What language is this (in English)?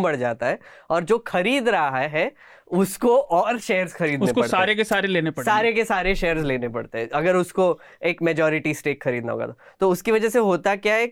Hindi